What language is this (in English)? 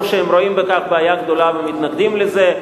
Hebrew